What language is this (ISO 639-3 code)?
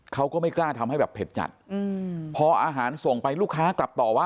tha